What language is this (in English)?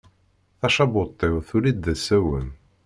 Kabyle